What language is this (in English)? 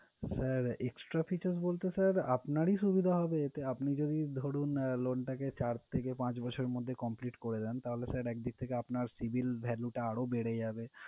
Bangla